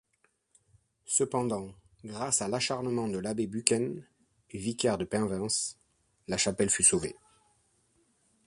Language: French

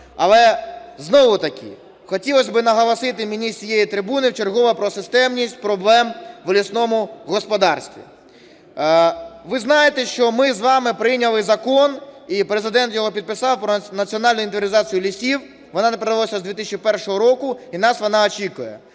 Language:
Ukrainian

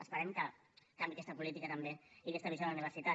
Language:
Catalan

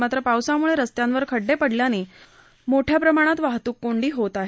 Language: Marathi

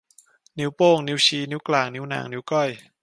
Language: Thai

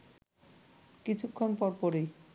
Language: Bangla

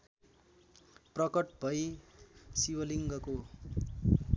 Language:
Nepali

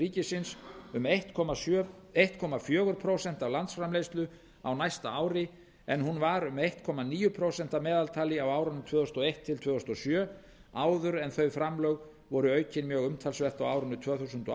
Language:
Icelandic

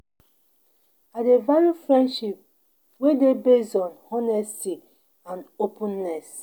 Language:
Nigerian Pidgin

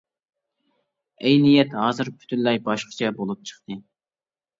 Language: Uyghur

